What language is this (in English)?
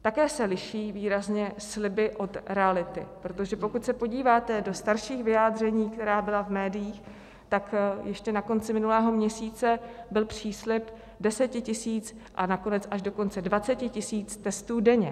Czech